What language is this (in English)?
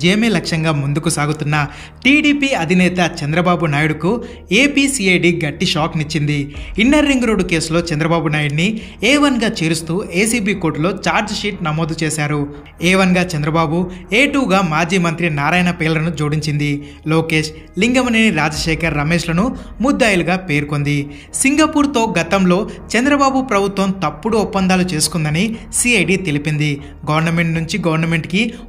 Telugu